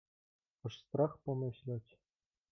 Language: Polish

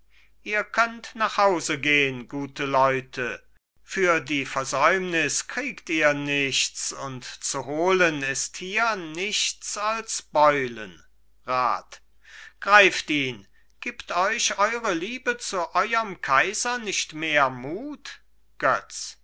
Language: German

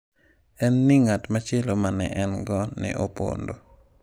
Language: Luo (Kenya and Tanzania)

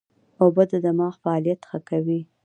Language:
Pashto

